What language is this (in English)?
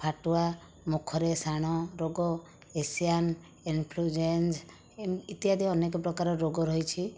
Odia